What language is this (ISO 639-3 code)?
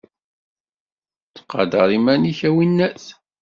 kab